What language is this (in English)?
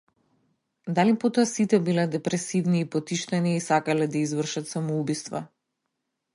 Macedonian